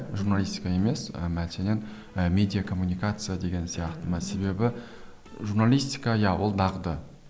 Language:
Kazakh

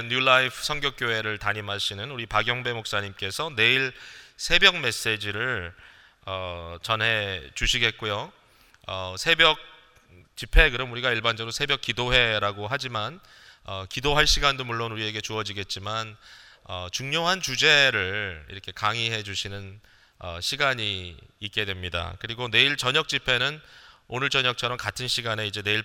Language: Korean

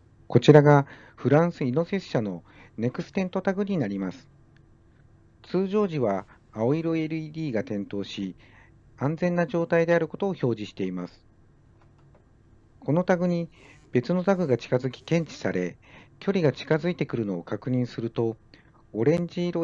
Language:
Japanese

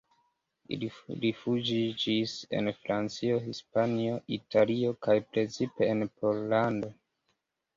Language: Esperanto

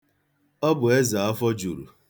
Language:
Igbo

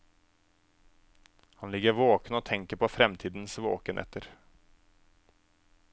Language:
Norwegian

